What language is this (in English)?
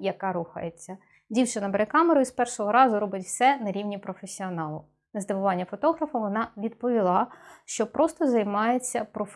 Ukrainian